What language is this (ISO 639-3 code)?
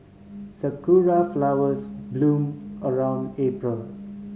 eng